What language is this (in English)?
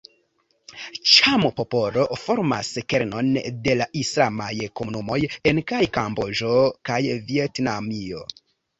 Esperanto